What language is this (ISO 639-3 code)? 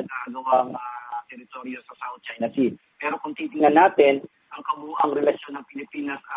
fil